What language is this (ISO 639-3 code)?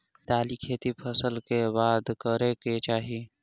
mai